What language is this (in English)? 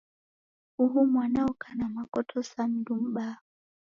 Taita